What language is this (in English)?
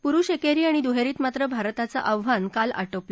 Marathi